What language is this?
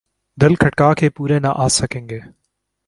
Urdu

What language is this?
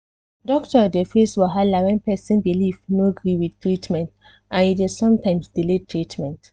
Nigerian Pidgin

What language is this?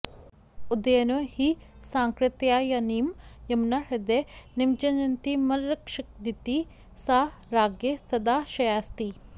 Sanskrit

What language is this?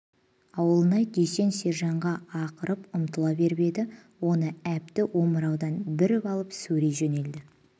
Kazakh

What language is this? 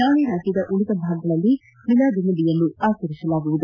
Kannada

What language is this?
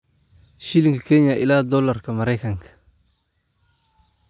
Somali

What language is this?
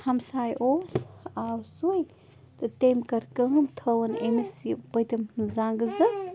Kashmiri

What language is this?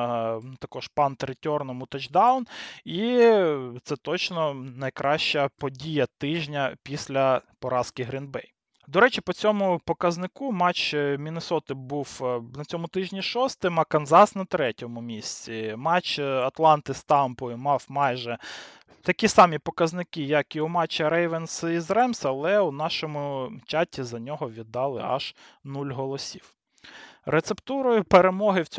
Ukrainian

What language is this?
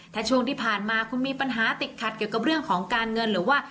Thai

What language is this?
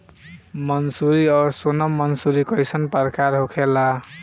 Bhojpuri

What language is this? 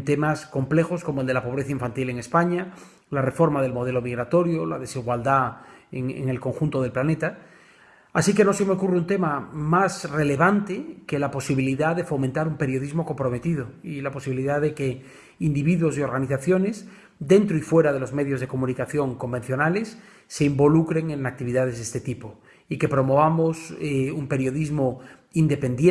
Spanish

